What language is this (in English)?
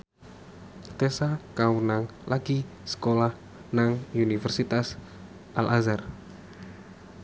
Javanese